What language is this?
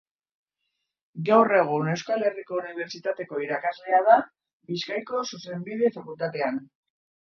Basque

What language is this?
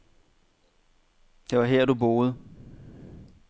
Danish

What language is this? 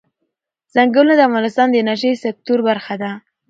Pashto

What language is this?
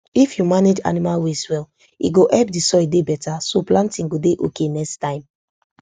Nigerian Pidgin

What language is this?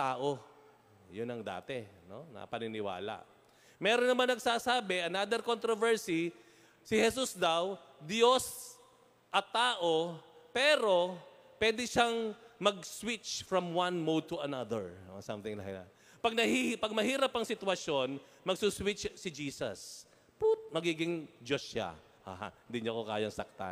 Filipino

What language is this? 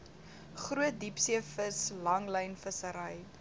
Afrikaans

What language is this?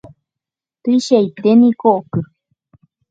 Guarani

